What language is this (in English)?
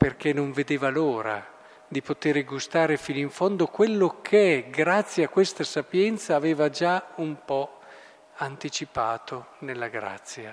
Italian